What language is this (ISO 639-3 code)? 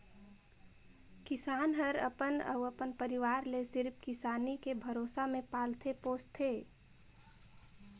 hne